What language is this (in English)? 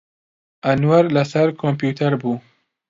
Central Kurdish